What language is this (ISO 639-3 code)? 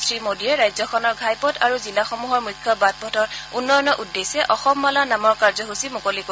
asm